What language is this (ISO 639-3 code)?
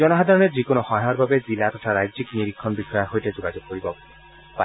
asm